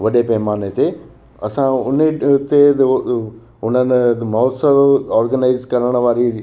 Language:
Sindhi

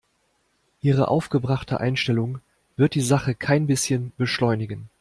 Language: German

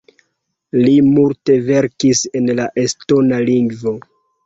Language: Esperanto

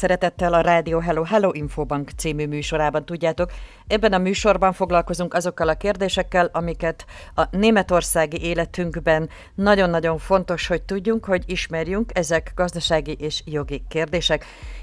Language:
Hungarian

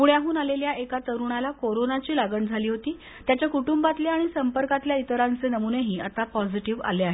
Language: Marathi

